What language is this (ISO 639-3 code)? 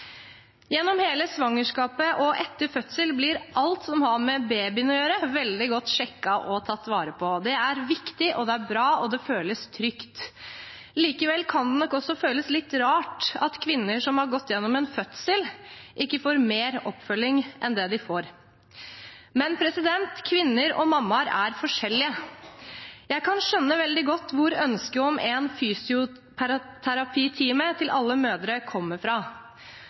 nob